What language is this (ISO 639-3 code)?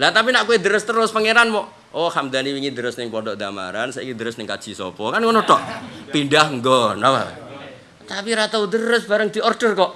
ind